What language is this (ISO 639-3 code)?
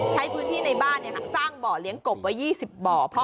tha